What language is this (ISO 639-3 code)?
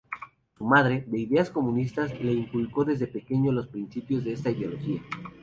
spa